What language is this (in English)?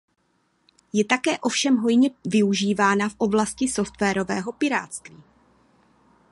Czech